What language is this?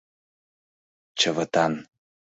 Mari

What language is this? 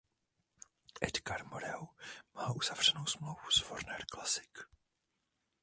Czech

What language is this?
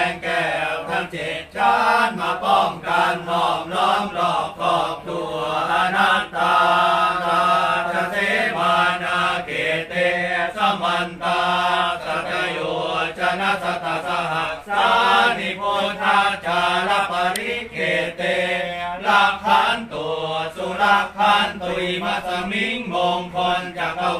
Thai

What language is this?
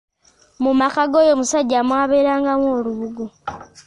Ganda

